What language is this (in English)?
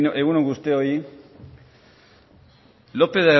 Basque